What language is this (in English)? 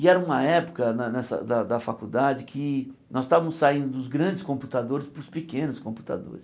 Portuguese